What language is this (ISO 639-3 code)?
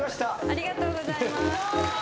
jpn